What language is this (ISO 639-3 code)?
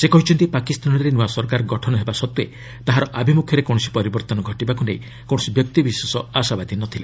ori